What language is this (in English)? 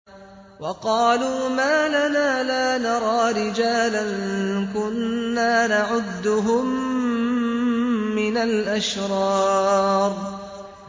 Arabic